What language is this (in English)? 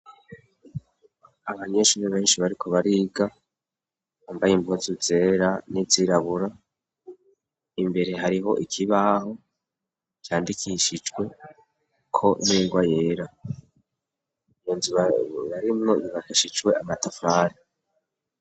Rundi